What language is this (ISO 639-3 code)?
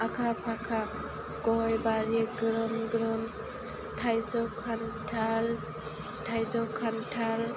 brx